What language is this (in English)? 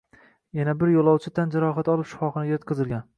Uzbek